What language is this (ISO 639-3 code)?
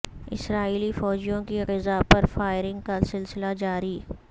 urd